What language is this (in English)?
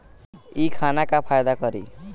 Bhojpuri